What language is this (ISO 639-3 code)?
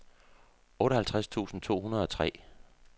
dan